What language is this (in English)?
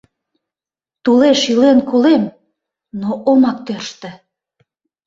Mari